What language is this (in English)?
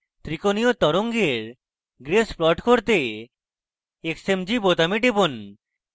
Bangla